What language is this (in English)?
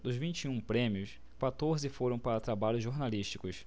Portuguese